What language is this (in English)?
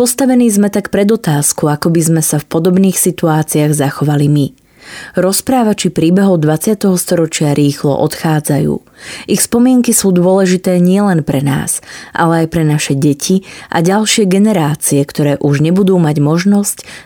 Slovak